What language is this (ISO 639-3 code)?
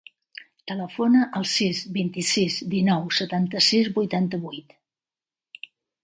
cat